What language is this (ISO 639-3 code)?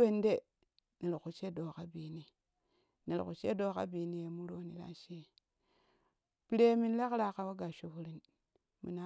kuh